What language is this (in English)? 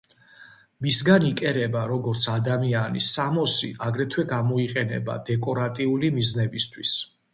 Georgian